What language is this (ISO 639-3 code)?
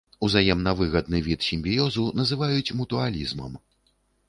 bel